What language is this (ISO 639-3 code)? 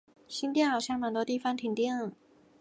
zho